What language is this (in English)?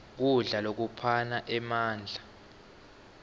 Swati